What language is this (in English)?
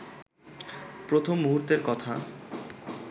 Bangla